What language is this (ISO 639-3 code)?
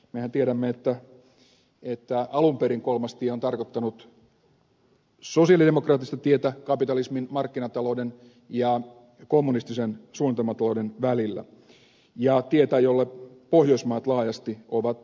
fin